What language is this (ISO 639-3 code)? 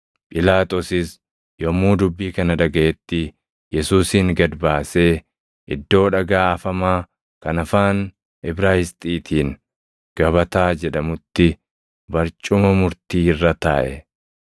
orm